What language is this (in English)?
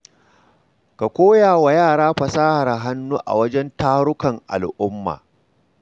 Hausa